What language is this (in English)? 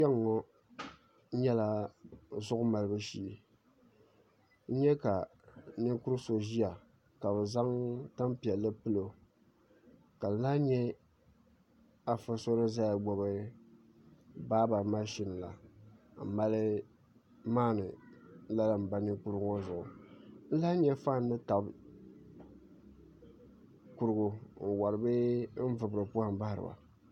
Dagbani